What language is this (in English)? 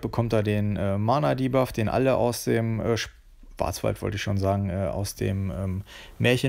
German